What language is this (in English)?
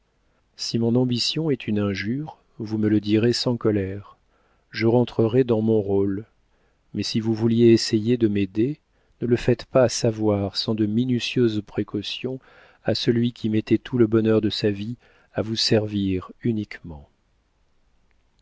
French